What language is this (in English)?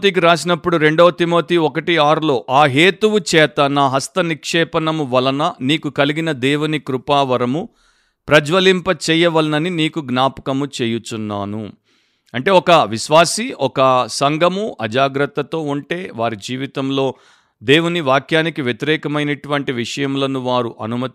Telugu